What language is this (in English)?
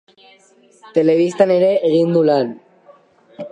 Basque